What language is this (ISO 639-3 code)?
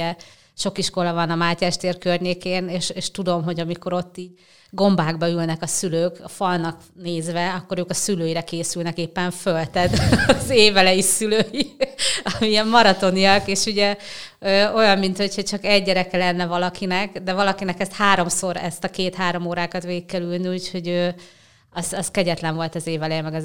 hun